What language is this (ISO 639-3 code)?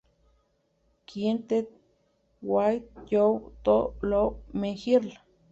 spa